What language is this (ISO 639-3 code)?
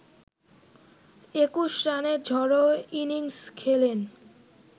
ben